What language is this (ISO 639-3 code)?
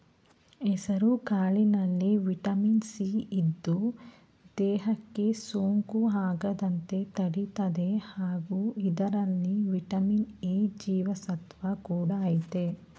kan